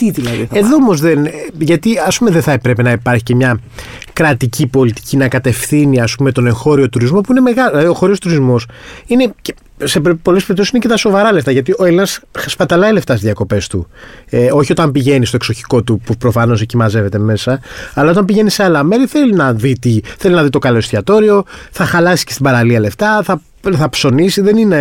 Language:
Greek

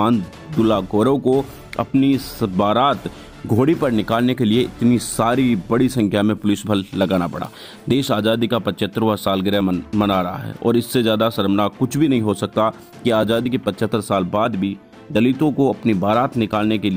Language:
Hindi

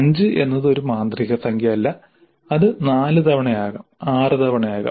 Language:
Malayalam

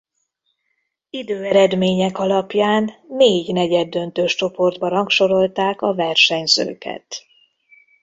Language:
Hungarian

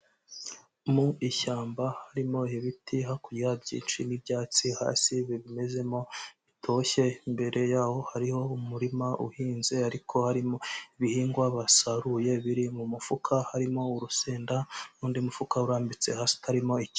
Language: Kinyarwanda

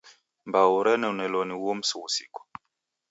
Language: Taita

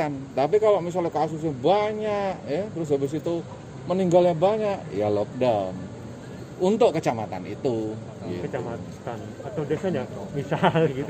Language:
Indonesian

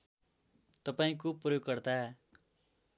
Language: Nepali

